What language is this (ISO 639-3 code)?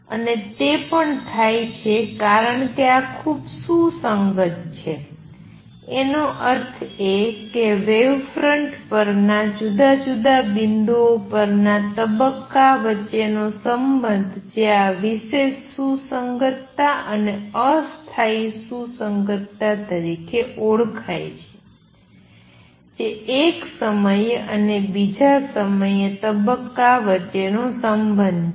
guj